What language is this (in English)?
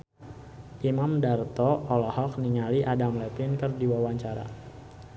Sundanese